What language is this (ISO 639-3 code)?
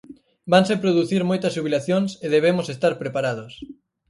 glg